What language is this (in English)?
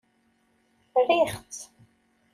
Kabyle